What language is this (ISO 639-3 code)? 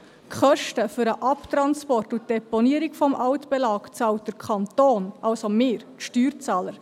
gsw